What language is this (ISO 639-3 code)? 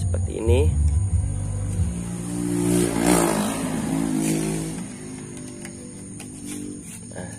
ind